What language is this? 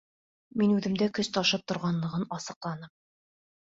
Bashkir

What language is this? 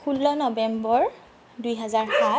Assamese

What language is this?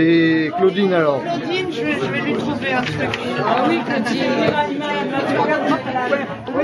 French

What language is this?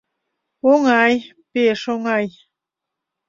Mari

